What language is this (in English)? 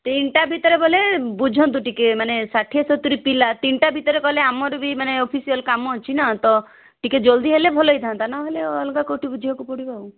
Odia